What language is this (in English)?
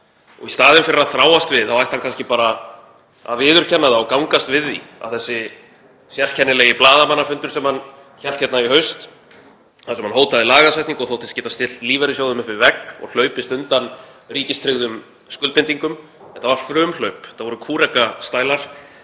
Icelandic